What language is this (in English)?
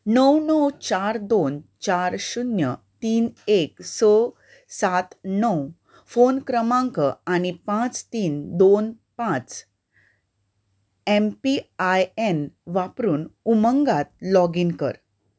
Konkani